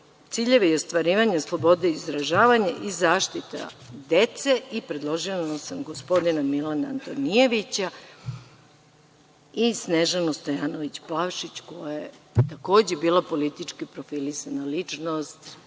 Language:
Serbian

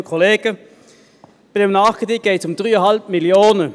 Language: Swiss German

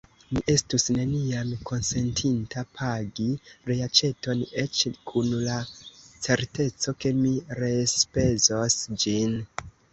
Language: Esperanto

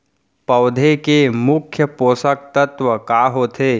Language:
Chhattisgarhi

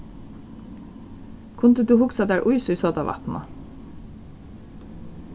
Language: Faroese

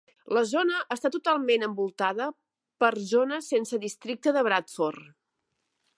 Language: Catalan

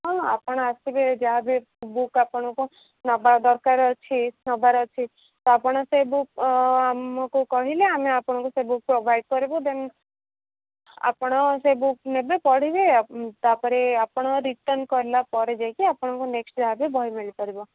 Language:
Odia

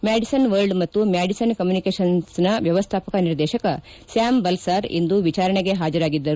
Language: Kannada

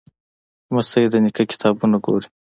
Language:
Pashto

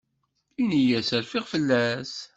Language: Kabyle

